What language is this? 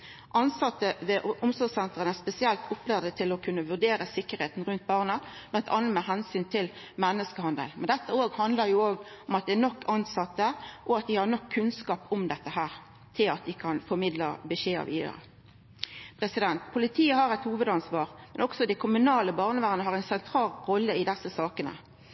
Norwegian Nynorsk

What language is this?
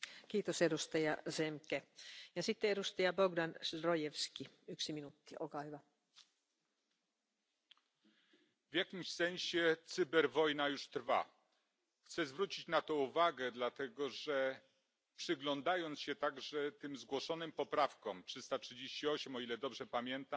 Polish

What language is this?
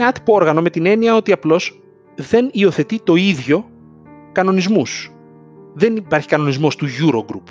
Greek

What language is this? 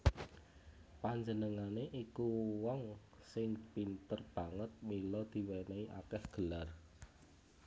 Javanese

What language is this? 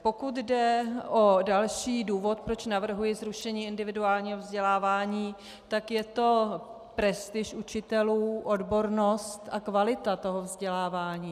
Czech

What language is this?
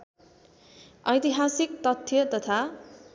Nepali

